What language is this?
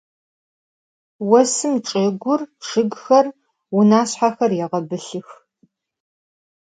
Adyghe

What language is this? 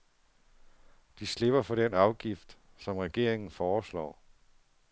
Danish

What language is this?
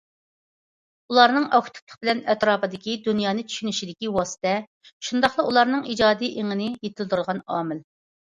Uyghur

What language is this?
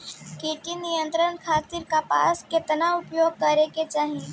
Bhojpuri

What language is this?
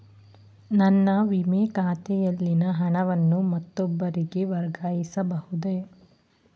Kannada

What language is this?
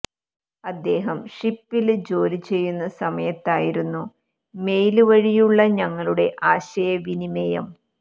Malayalam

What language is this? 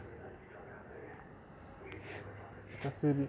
Dogri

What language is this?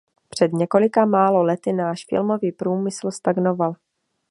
Czech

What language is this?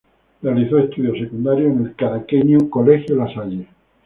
Spanish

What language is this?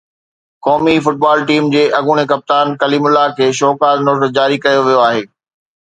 Sindhi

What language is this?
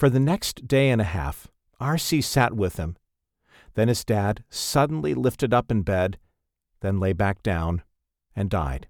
English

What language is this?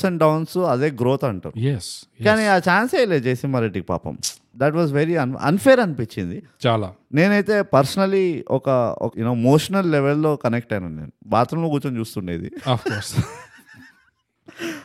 Telugu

